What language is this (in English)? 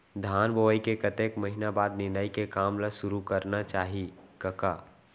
Chhattisgarhi